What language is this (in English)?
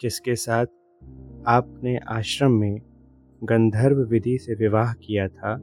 Hindi